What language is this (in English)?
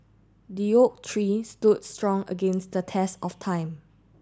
English